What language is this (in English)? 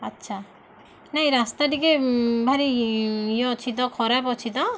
Odia